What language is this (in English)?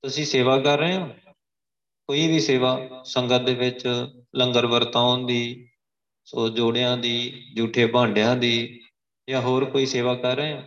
Punjabi